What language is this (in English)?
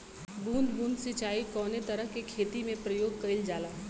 Bhojpuri